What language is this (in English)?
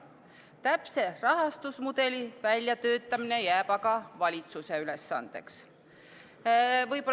Estonian